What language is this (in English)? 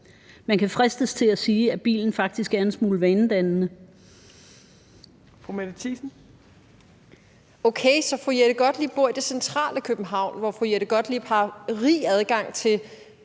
Danish